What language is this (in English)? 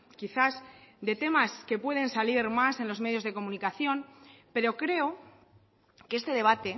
Spanish